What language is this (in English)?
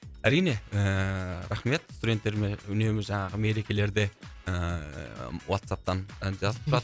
Kazakh